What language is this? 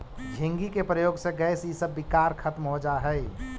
Magahi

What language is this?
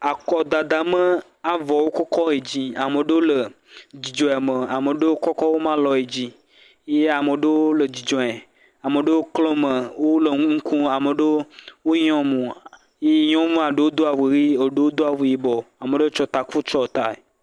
Ewe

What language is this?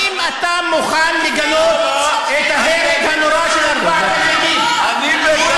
Hebrew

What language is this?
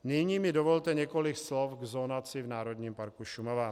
Czech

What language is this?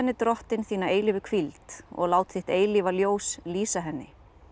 Icelandic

